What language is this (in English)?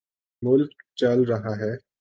Urdu